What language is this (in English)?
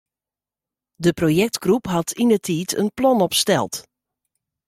Western Frisian